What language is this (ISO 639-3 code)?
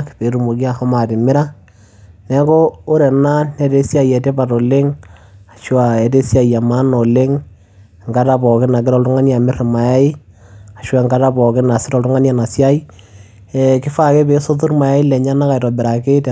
mas